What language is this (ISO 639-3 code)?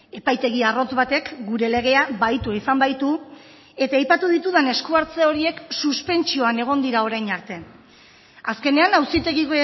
eus